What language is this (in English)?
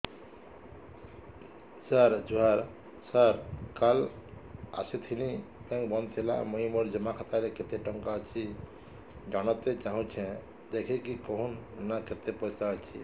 Odia